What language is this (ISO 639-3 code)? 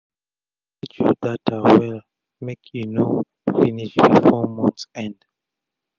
pcm